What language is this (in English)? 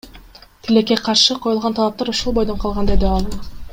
Kyrgyz